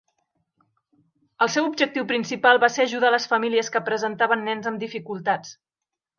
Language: Catalan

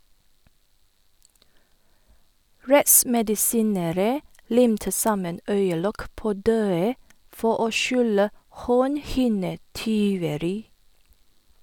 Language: Norwegian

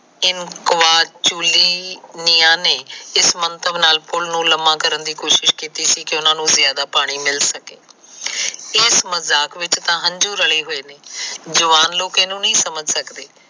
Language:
Punjabi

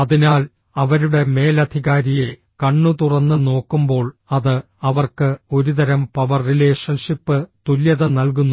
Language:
Malayalam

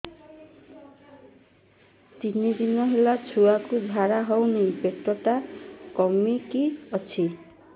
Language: Odia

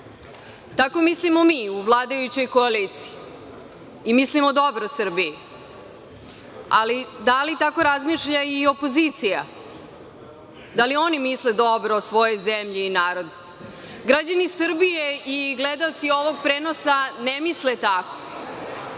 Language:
Serbian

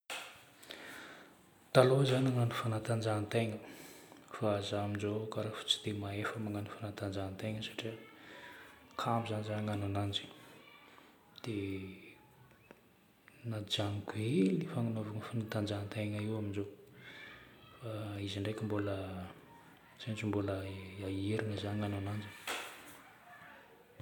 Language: Northern Betsimisaraka Malagasy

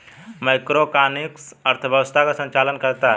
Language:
Hindi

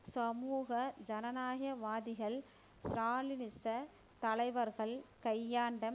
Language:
Tamil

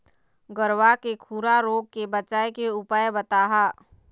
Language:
Chhattisgarhi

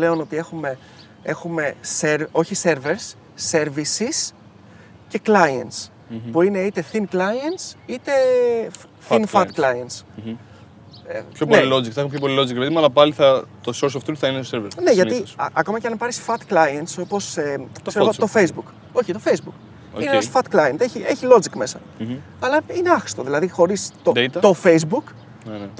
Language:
Greek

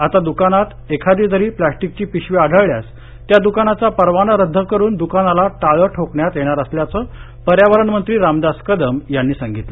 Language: Marathi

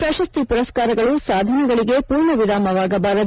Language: Kannada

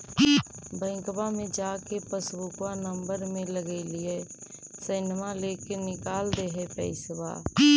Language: Magahi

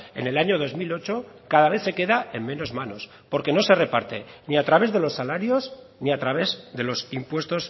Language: Spanish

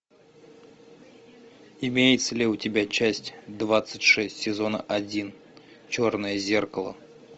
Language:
Russian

